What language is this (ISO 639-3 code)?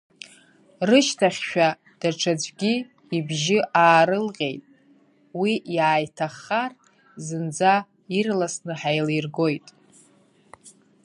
abk